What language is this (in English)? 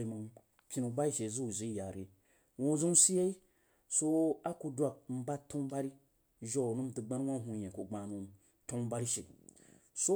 Jiba